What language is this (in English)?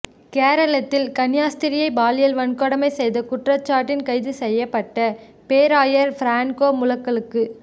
Tamil